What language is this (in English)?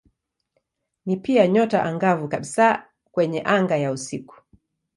Swahili